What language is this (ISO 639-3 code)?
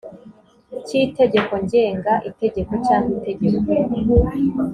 kin